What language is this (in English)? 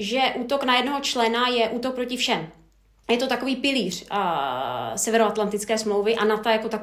Czech